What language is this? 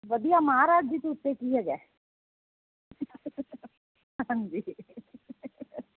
Punjabi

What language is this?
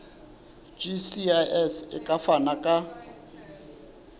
Southern Sotho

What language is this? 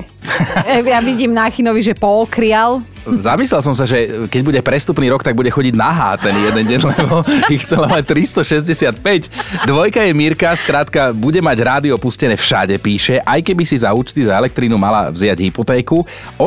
Slovak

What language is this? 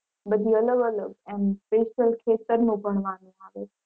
Gujarati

